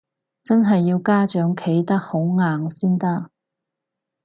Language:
Cantonese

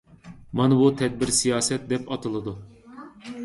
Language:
Uyghur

